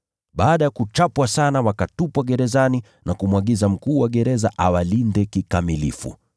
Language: Swahili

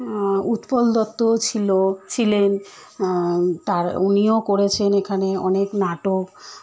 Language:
Bangla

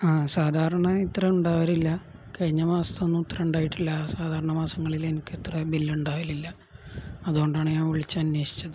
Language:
Malayalam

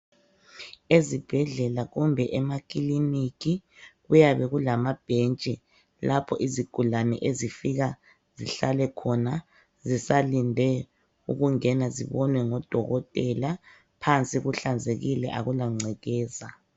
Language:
North Ndebele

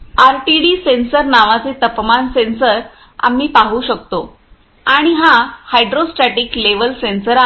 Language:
Marathi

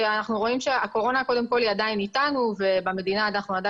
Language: Hebrew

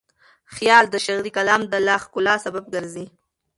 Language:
Pashto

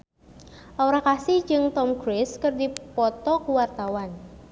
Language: Sundanese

